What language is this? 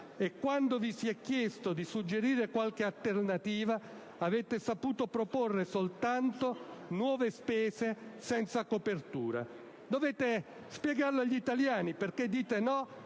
Italian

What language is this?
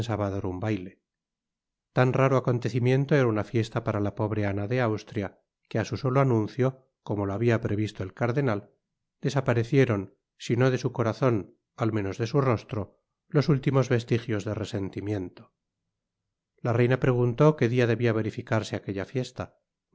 Spanish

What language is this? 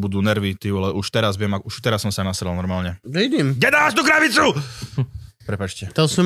Slovak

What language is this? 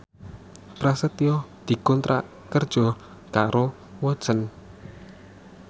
Javanese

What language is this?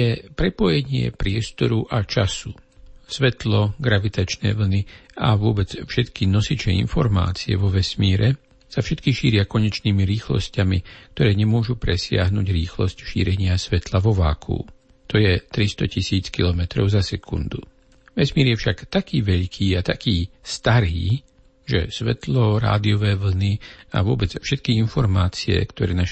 Slovak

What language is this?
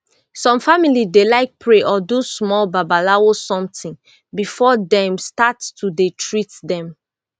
Nigerian Pidgin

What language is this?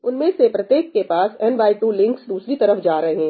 Hindi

